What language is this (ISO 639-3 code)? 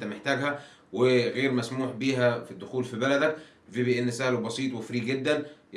ara